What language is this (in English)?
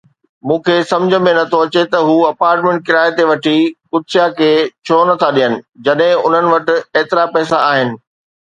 Sindhi